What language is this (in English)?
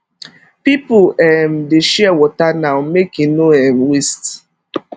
Nigerian Pidgin